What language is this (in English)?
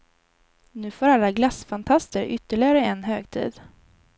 Swedish